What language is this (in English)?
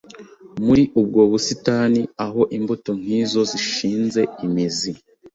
Kinyarwanda